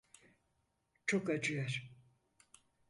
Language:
Turkish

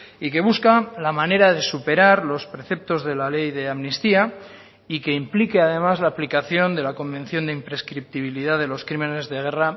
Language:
Spanish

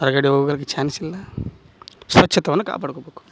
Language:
Kannada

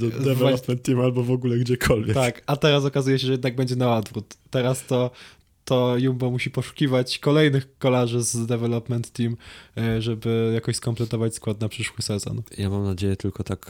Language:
Polish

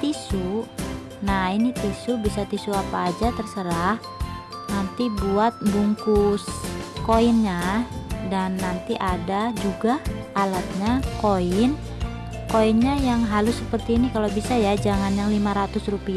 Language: Indonesian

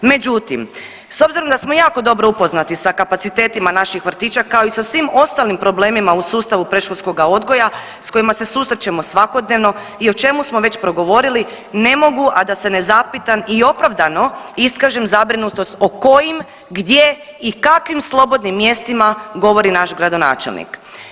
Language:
Croatian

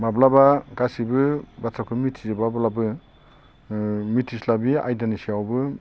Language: Bodo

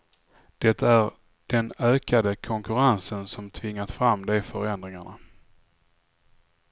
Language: Swedish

